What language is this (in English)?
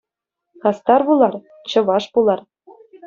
Chuvash